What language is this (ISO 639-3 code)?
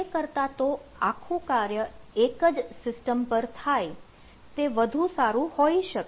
guj